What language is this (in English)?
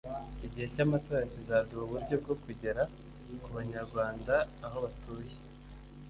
Kinyarwanda